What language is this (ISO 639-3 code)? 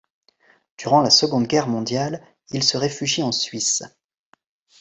fra